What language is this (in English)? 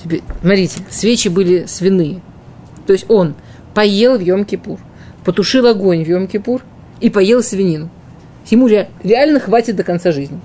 Russian